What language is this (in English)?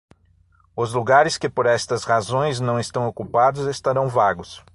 Portuguese